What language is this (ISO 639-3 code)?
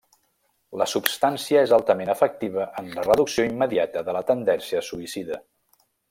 cat